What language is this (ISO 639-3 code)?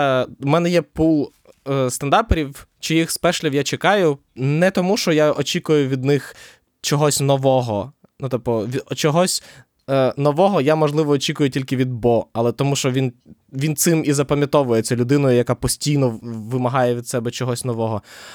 ukr